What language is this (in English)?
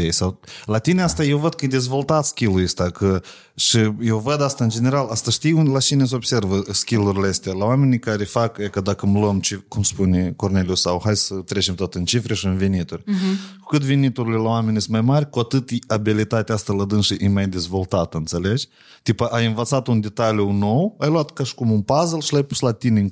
Romanian